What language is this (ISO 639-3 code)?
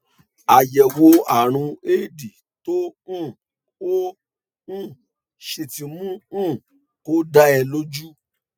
yor